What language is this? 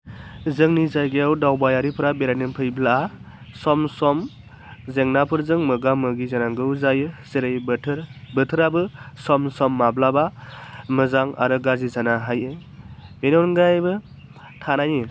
Bodo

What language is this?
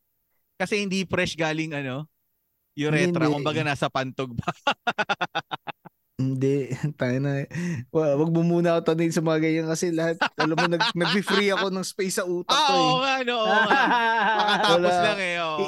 Filipino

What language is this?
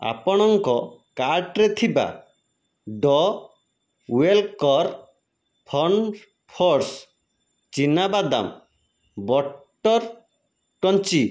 Odia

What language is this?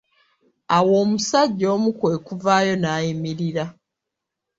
Ganda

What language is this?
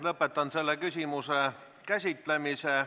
Estonian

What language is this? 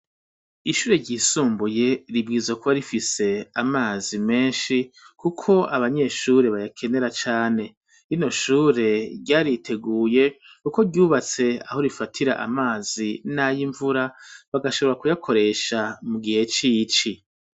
Rundi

